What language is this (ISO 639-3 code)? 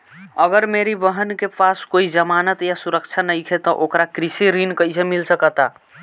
bho